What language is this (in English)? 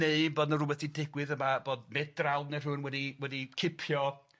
Welsh